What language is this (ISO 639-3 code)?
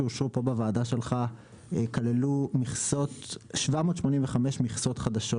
heb